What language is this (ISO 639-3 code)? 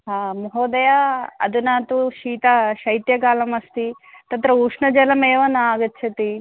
san